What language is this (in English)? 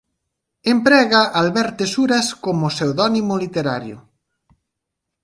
Galician